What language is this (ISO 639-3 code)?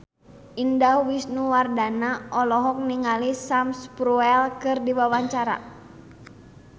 sun